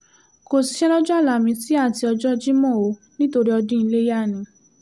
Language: Yoruba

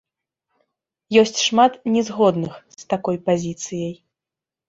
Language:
Belarusian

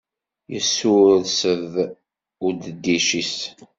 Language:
Kabyle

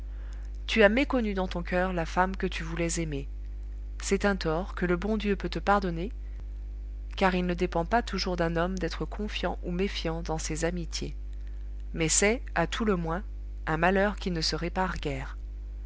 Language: French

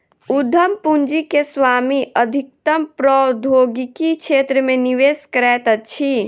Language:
Maithili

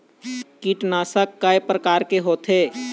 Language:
Chhattisgarhi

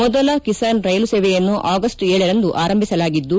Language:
Kannada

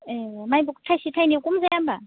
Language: Bodo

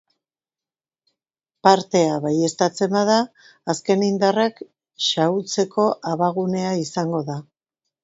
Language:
Basque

